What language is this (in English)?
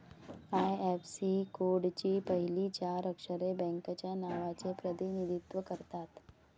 Marathi